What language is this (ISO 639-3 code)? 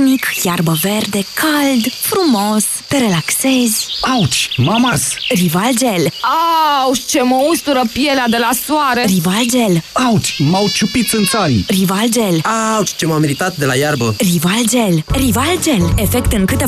ron